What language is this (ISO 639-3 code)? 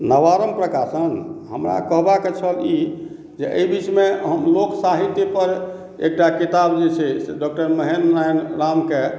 mai